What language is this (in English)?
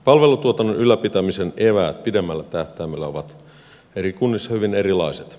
Finnish